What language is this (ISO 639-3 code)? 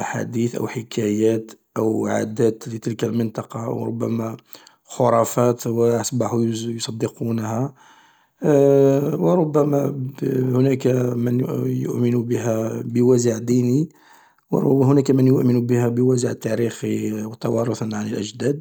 arq